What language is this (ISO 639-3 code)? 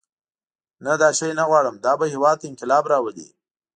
pus